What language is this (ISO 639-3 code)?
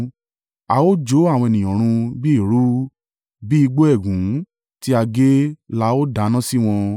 yor